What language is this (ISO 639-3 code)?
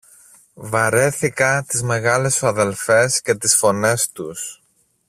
ell